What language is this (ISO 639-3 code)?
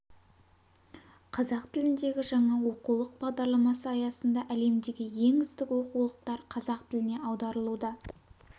kaz